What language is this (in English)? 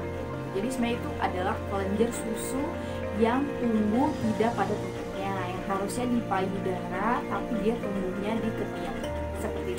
Indonesian